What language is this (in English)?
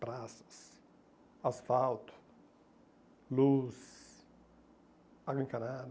Portuguese